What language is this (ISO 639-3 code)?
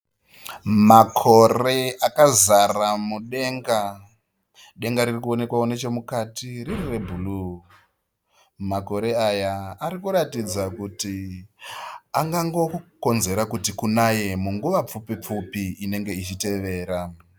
sna